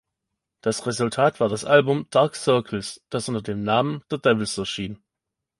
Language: German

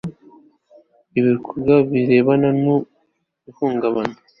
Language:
Kinyarwanda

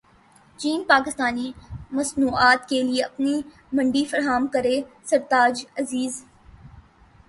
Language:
Urdu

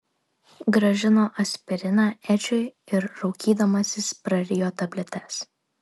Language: Lithuanian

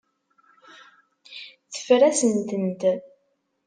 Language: Kabyle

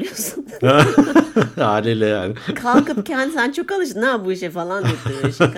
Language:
Turkish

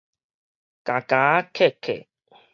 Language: Min Nan Chinese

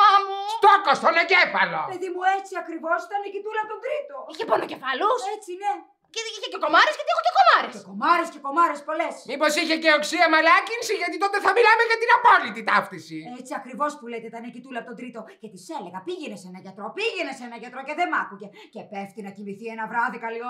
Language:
Greek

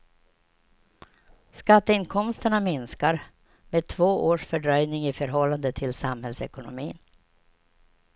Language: Swedish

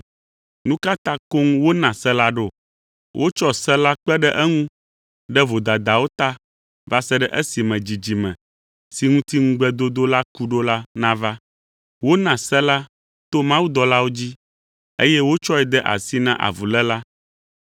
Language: Ewe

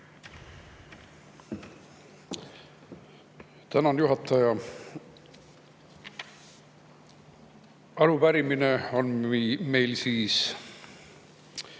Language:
Estonian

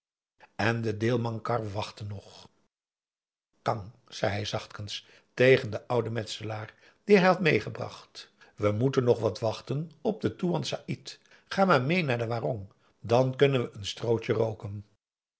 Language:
Dutch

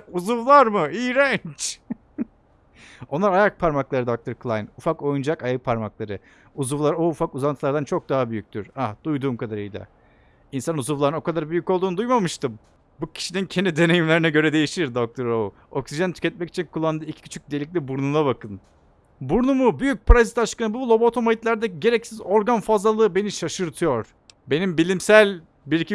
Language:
Turkish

